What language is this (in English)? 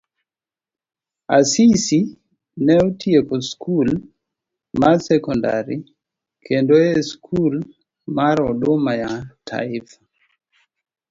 Luo (Kenya and Tanzania)